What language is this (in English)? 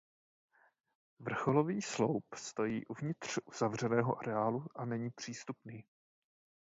Czech